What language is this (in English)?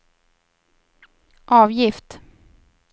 Swedish